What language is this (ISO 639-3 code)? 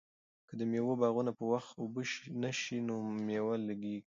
pus